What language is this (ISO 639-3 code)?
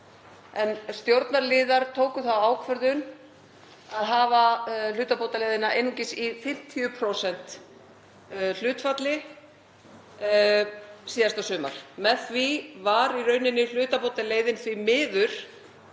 isl